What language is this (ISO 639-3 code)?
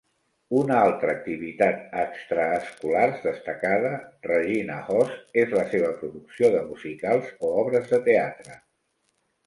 cat